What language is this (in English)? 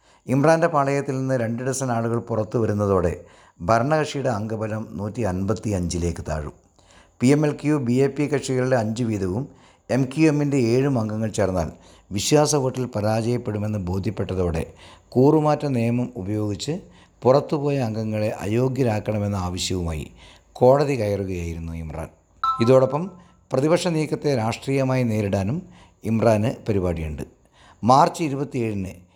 Malayalam